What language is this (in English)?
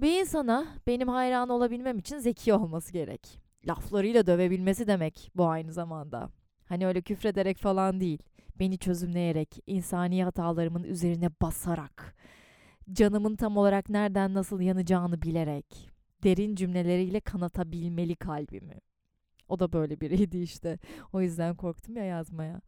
Turkish